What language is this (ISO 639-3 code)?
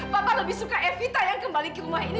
ind